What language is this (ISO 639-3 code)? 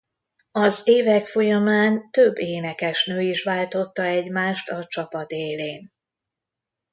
hun